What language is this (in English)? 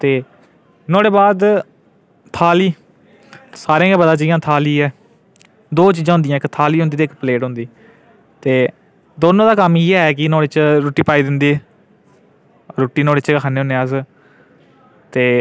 Dogri